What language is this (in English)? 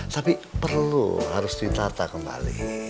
Indonesian